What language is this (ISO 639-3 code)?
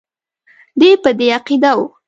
pus